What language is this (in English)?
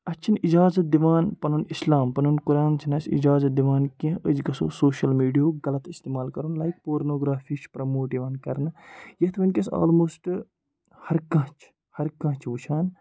Kashmiri